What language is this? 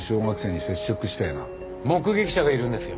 Japanese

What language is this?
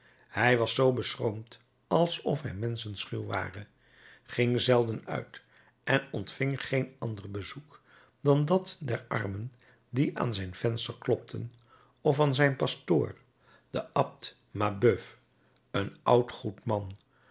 Dutch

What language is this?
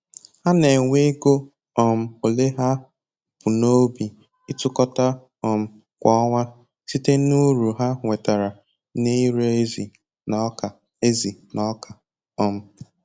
Igbo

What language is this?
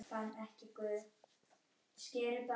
Icelandic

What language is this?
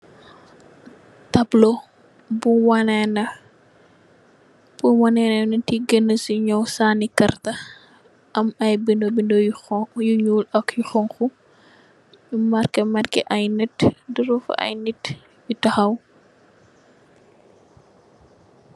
Wolof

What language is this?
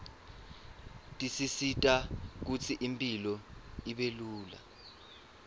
Swati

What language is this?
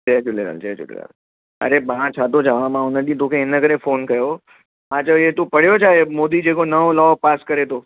Sindhi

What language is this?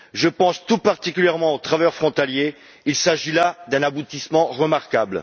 French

